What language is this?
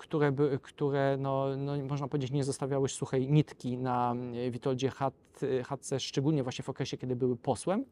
Polish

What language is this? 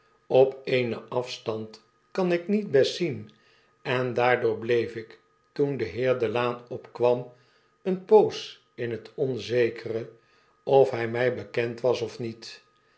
Dutch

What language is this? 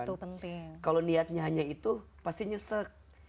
Indonesian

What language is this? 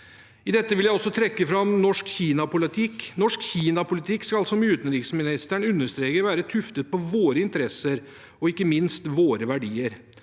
Norwegian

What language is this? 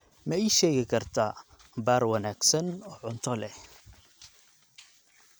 Somali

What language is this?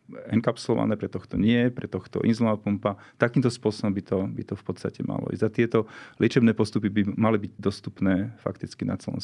Slovak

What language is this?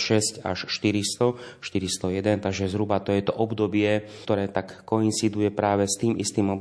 Slovak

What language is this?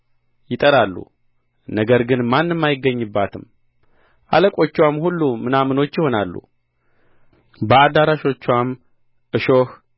Amharic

